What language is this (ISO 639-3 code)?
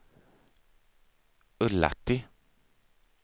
swe